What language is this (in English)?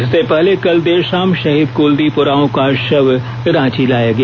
Hindi